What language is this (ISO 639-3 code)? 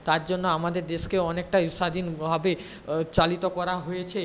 ben